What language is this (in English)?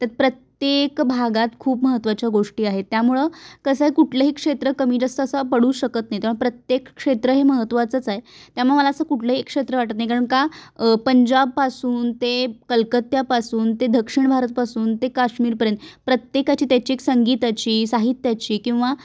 Marathi